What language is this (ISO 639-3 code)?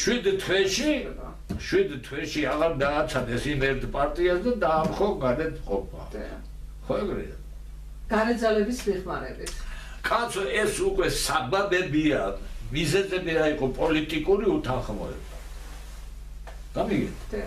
tur